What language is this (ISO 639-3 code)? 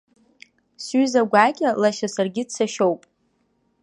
abk